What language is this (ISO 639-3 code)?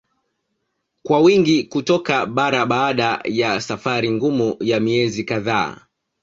swa